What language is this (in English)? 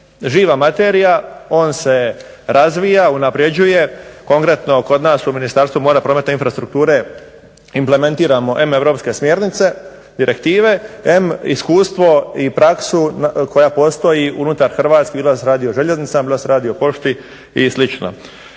Croatian